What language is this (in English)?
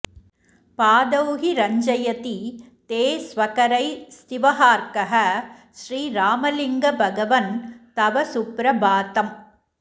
Sanskrit